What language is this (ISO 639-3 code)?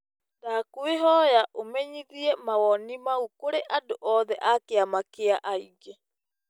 kik